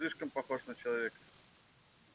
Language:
Russian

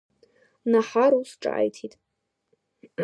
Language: Abkhazian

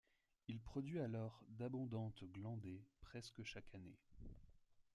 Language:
French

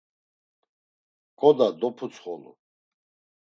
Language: Laz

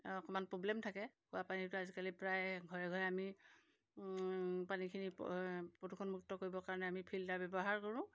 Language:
Assamese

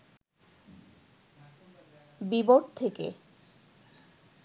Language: Bangla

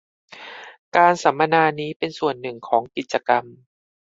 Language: Thai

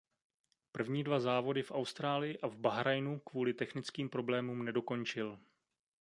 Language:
Czech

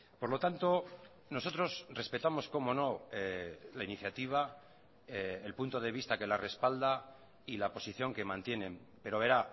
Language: Spanish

